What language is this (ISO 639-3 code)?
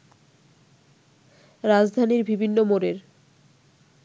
ben